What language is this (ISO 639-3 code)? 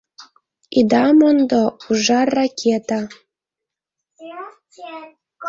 chm